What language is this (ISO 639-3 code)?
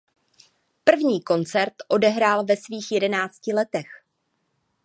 ces